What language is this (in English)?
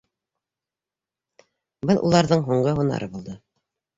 Bashkir